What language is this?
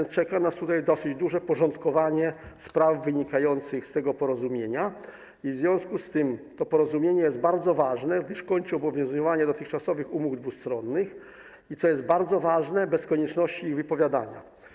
Polish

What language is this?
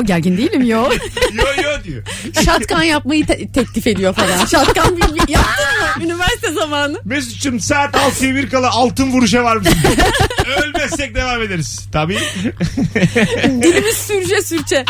Turkish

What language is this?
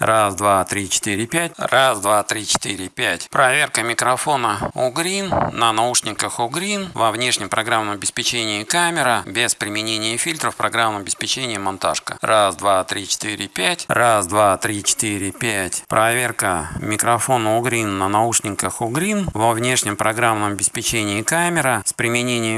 Russian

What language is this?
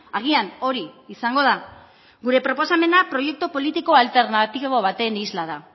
Basque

